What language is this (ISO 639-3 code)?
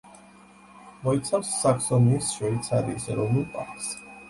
kat